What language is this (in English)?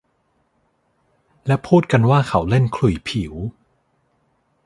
Thai